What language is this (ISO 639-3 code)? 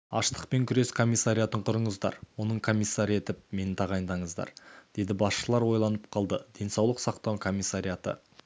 kaz